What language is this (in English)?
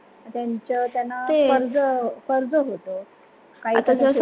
Marathi